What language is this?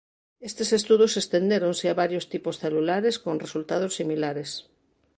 Galician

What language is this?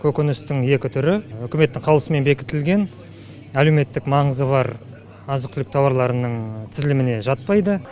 Kazakh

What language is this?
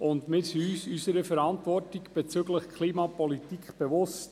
Swiss German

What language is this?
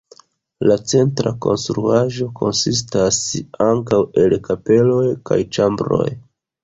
Esperanto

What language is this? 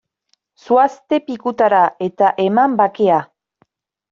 Basque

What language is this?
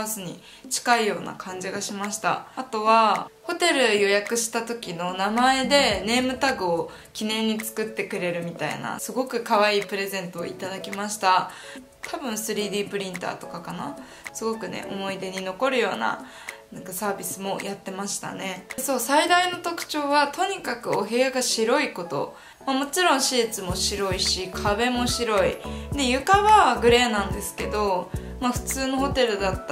Japanese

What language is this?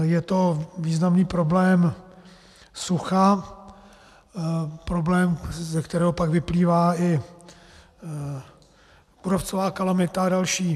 Czech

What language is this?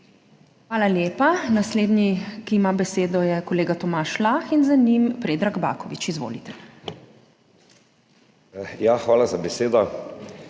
Slovenian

